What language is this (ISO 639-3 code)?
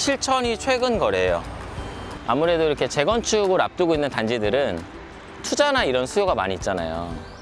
kor